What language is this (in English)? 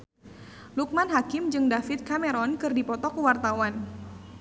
Sundanese